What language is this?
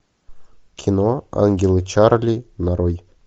Russian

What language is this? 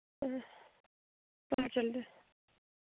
Dogri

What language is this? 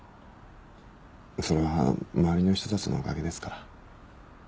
Japanese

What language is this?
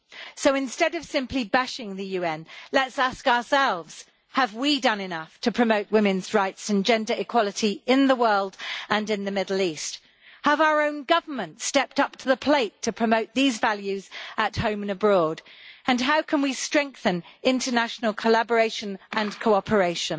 English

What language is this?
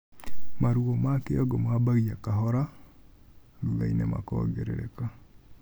Kikuyu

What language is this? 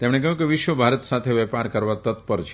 Gujarati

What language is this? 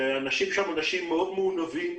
Hebrew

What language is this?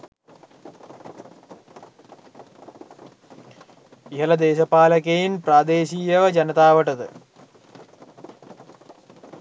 Sinhala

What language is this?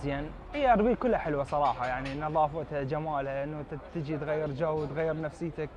Arabic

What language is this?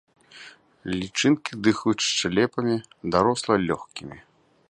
Belarusian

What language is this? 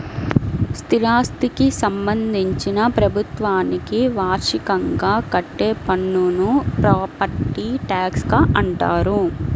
Telugu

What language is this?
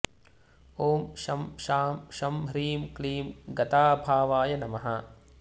Sanskrit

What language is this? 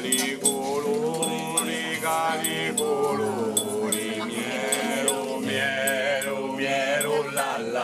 Italian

